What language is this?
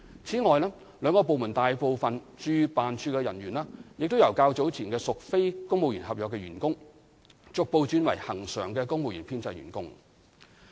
Cantonese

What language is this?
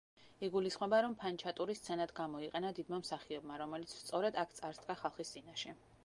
Georgian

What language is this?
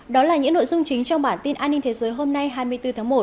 Vietnamese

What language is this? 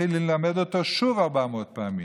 Hebrew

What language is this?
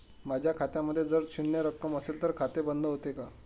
Marathi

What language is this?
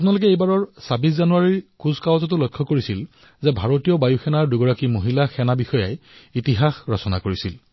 Assamese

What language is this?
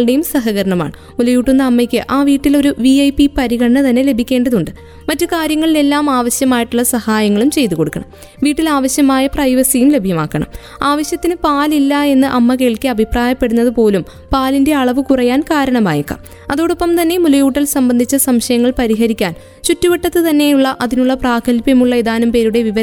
Malayalam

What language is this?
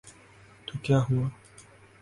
Urdu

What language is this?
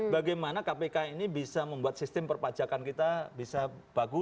Indonesian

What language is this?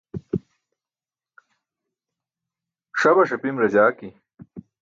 Burushaski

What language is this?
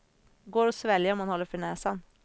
Swedish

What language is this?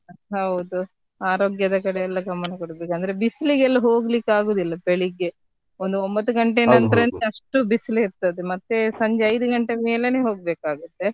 Kannada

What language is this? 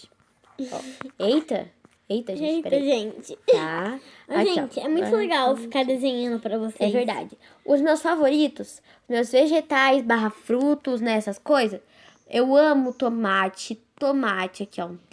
Portuguese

